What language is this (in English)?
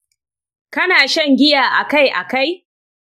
Hausa